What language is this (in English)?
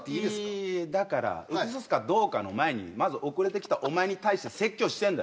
Japanese